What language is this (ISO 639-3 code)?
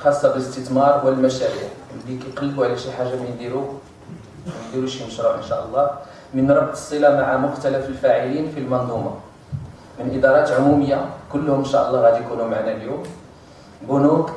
ara